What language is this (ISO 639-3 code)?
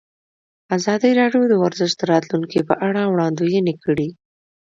pus